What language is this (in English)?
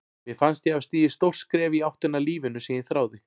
Icelandic